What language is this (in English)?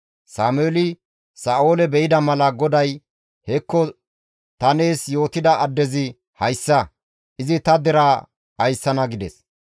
Gamo